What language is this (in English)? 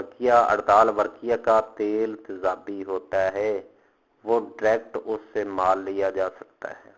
Urdu